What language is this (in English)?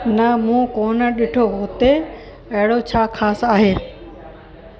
Sindhi